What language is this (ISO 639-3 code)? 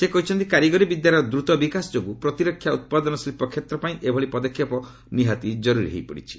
ori